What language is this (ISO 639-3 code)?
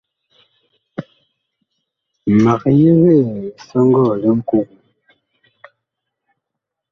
bkh